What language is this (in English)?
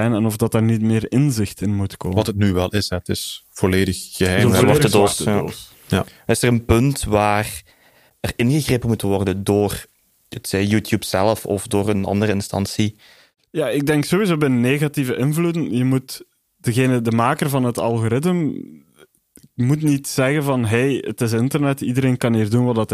Dutch